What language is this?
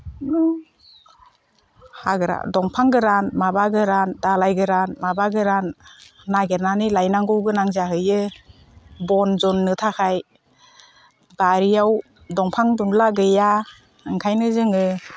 Bodo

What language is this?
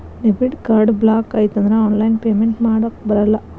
Kannada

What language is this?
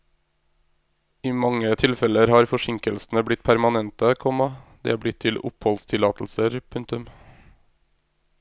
Norwegian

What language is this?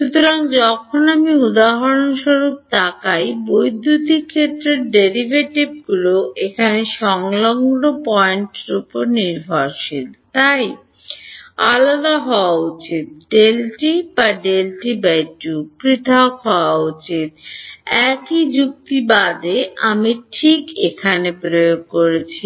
Bangla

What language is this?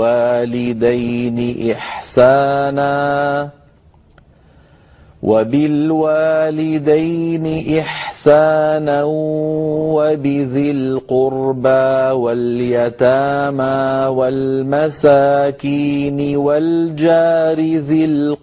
Arabic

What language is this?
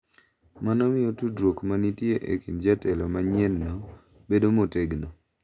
Luo (Kenya and Tanzania)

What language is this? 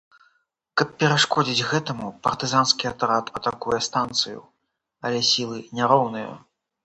Belarusian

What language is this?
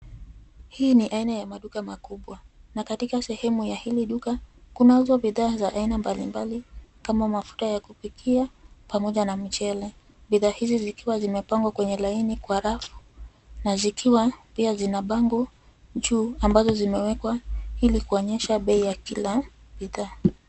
Swahili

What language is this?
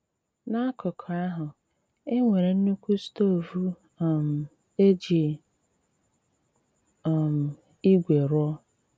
Igbo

